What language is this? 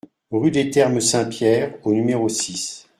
French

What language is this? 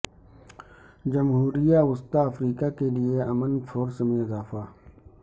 Urdu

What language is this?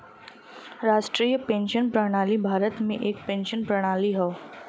Bhojpuri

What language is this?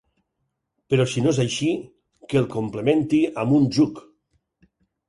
Catalan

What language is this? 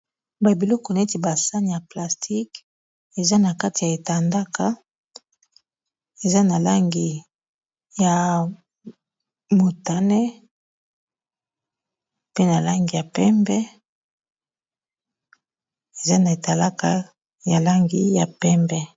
Lingala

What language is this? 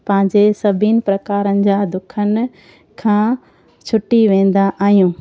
Sindhi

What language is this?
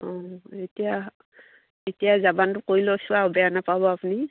Assamese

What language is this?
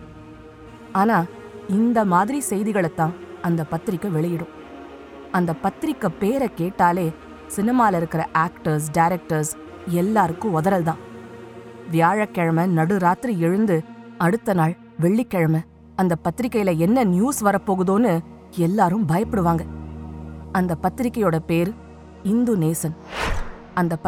Tamil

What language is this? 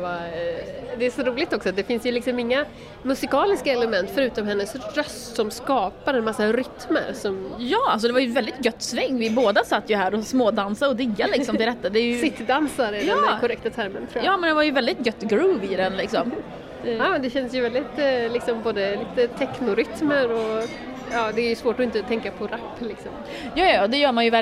Swedish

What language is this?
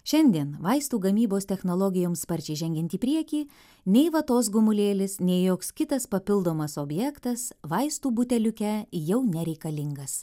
Lithuanian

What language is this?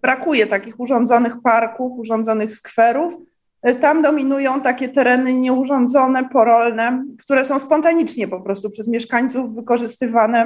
Polish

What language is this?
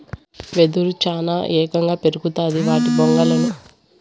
Telugu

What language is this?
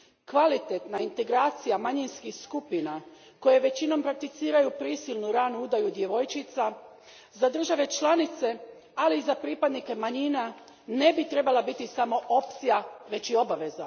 Croatian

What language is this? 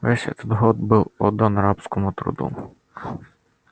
Russian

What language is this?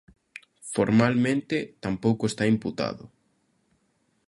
Galician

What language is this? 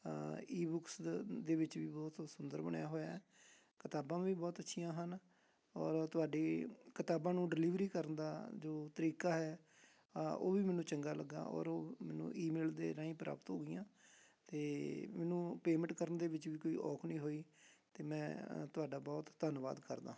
Punjabi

